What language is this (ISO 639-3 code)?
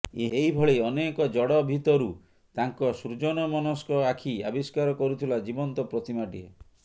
ori